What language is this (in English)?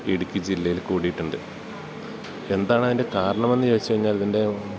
Malayalam